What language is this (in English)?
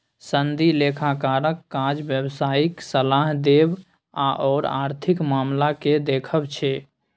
Maithili